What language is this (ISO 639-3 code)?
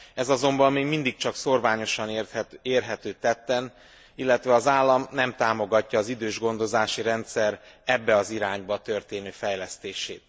hun